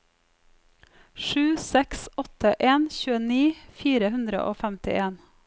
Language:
Norwegian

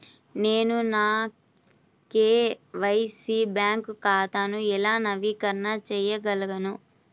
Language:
Telugu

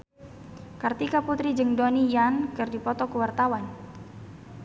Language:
Sundanese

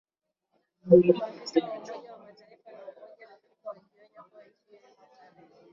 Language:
Swahili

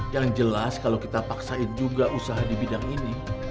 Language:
Indonesian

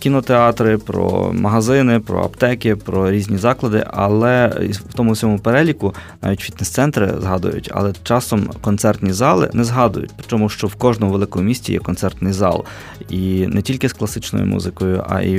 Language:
Ukrainian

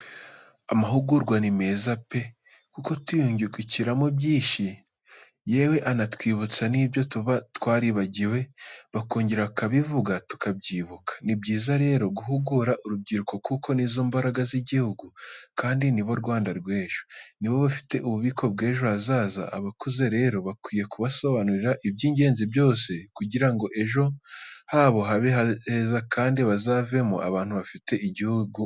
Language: Kinyarwanda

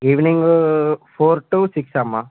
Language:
Telugu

